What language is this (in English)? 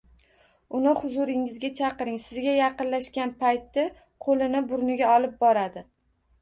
Uzbek